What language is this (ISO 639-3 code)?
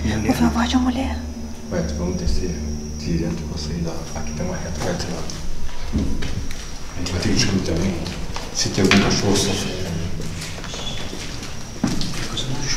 por